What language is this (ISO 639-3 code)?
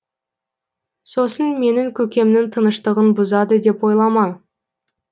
kaz